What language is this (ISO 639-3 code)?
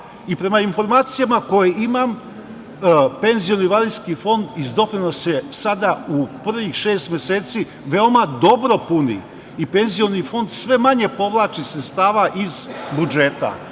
srp